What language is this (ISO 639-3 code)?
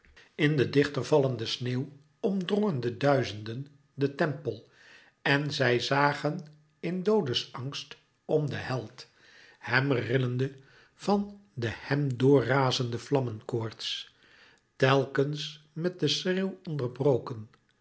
nld